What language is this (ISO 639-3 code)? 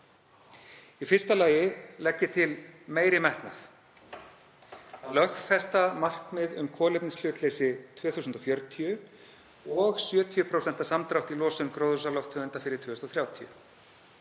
isl